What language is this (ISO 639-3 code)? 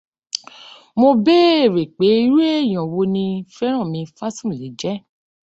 yor